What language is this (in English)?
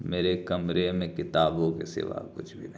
Urdu